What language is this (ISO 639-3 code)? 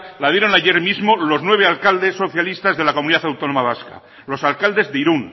spa